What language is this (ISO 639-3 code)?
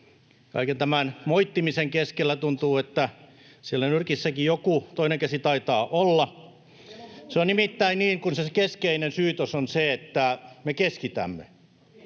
fin